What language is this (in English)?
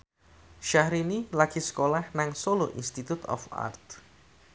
Javanese